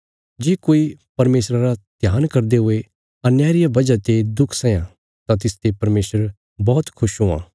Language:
Bilaspuri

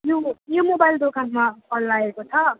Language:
Nepali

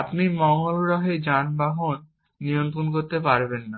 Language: Bangla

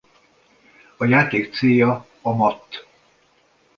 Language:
Hungarian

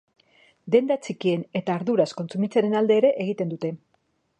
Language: Basque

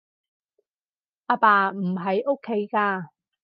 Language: Cantonese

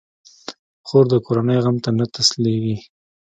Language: Pashto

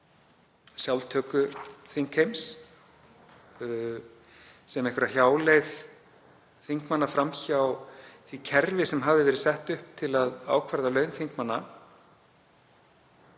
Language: Icelandic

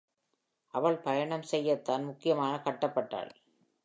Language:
Tamil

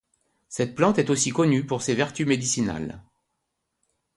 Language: French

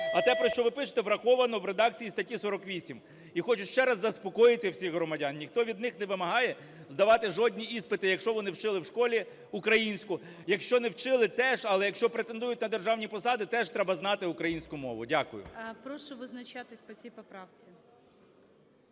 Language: Ukrainian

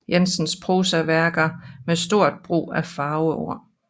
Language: Danish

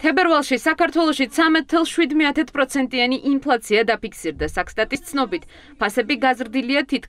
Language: Romanian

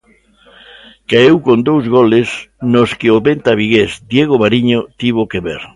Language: Galician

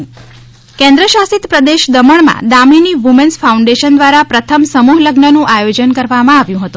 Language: Gujarati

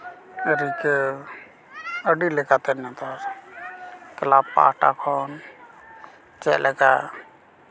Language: Santali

